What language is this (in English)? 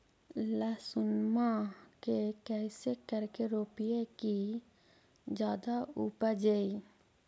Magahi